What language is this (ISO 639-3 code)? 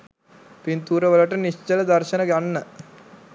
sin